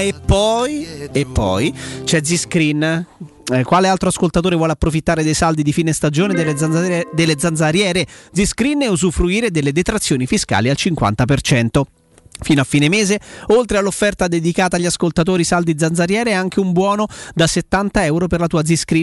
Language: Italian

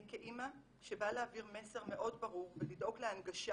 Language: Hebrew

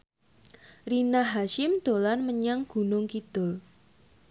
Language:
Javanese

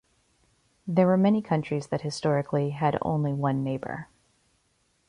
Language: English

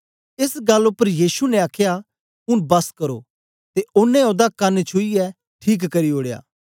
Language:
Dogri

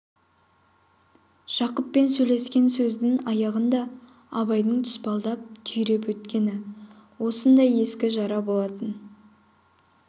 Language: Kazakh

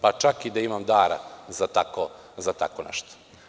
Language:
Serbian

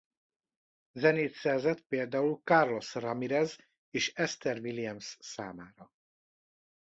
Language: Hungarian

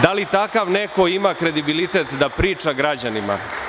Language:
Serbian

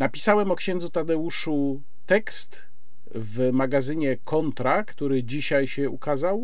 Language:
Polish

